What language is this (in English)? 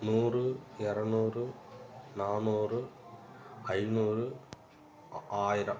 Tamil